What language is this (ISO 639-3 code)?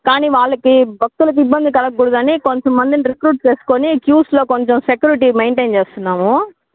tel